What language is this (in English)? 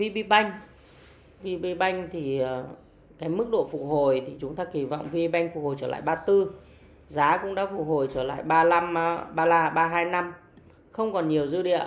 Vietnamese